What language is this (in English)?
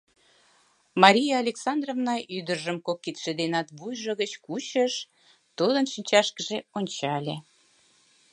Mari